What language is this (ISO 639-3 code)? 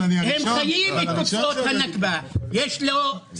heb